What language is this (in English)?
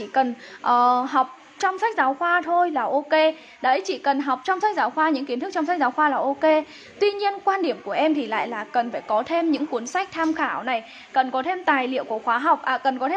Vietnamese